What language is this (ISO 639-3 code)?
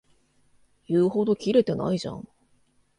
jpn